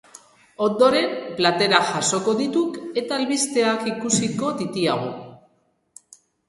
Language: Basque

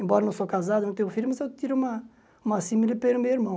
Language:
Portuguese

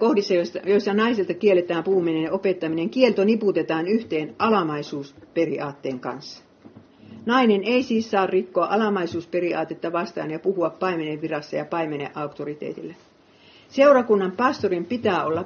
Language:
Finnish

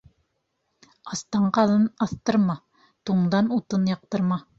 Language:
Bashkir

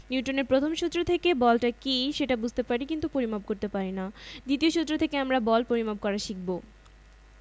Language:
Bangla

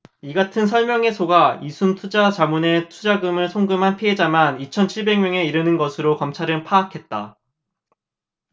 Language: Korean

